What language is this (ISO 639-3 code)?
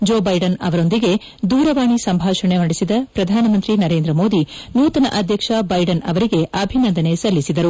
kan